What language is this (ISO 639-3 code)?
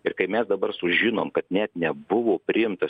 lit